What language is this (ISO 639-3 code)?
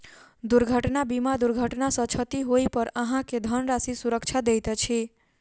mai